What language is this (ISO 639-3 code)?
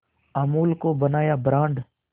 hin